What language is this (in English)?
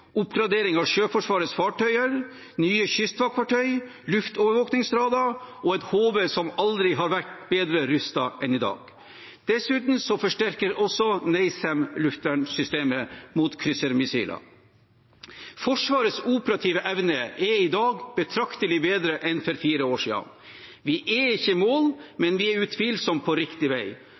Norwegian Bokmål